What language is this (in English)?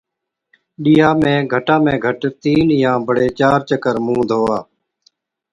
Od